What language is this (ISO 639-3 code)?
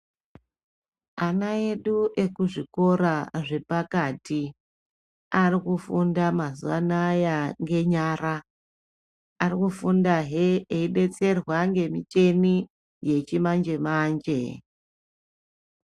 ndc